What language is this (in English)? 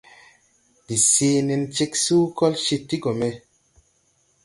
Tupuri